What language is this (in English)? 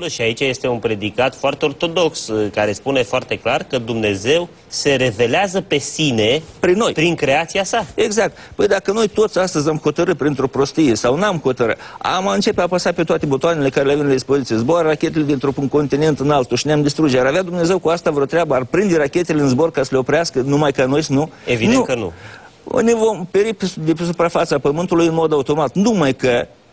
Romanian